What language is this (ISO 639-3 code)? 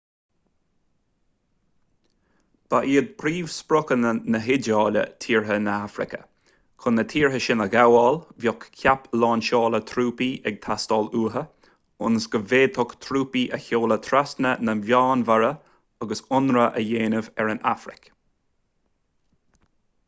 gle